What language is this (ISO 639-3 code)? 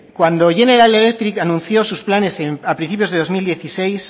spa